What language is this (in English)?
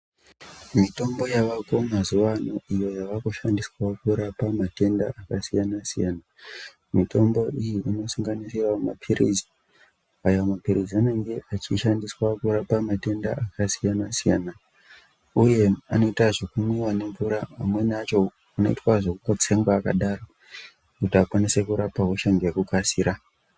Ndau